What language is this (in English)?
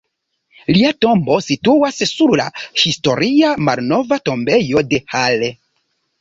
Esperanto